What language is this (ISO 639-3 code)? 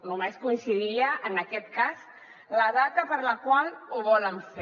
cat